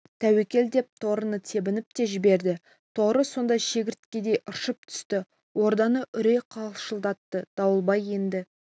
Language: Kazakh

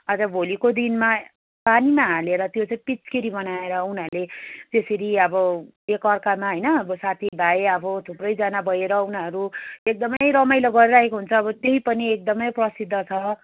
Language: Nepali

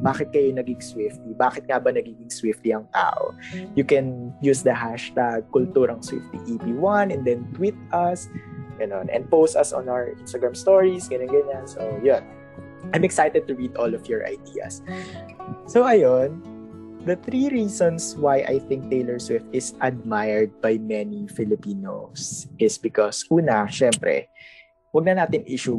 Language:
Filipino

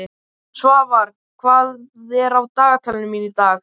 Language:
Icelandic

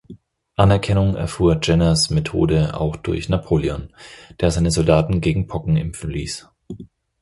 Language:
German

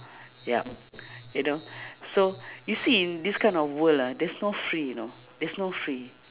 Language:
English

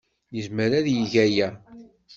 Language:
Kabyle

